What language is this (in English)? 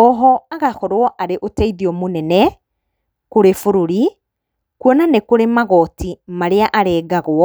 Kikuyu